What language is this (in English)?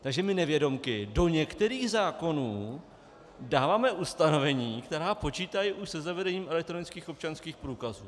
Czech